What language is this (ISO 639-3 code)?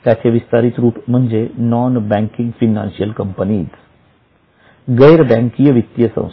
mar